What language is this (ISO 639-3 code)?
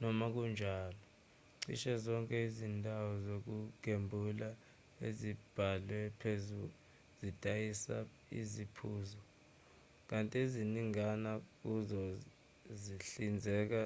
zul